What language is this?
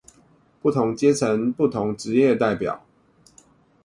Chinese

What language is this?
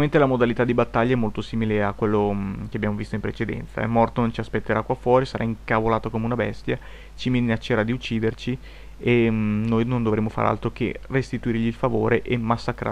Italian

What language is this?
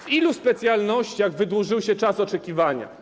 Polish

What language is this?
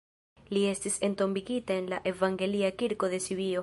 Esperanto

